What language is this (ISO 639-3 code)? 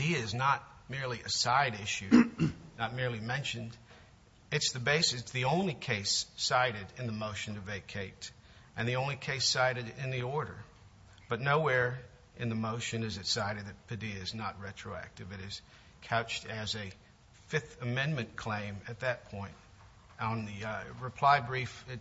eng